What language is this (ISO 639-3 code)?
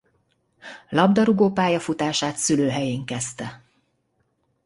hun